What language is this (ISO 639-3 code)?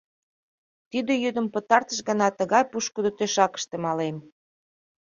chm